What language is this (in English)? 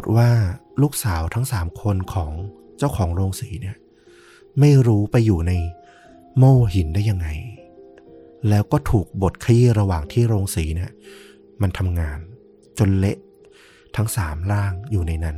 Thai